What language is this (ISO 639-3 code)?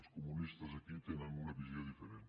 cat